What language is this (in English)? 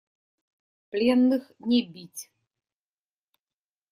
Russian